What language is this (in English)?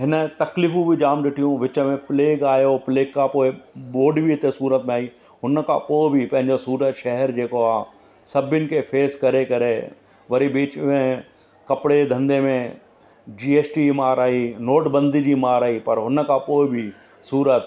Sindhi